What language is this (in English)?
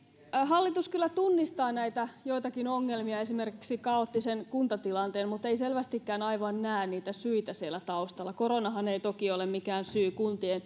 Finnish